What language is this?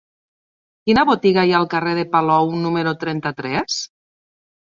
Catalan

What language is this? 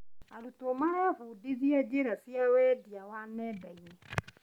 Kikuyu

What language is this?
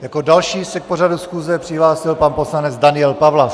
Czech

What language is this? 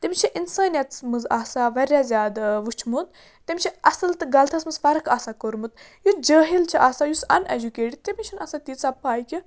Kashmiri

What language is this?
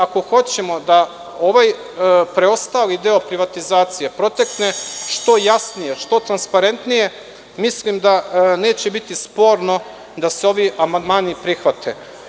Serbian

